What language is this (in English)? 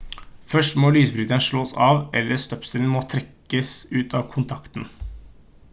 Norwegian Bokmål